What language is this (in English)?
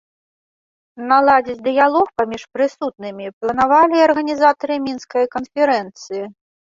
Belarusian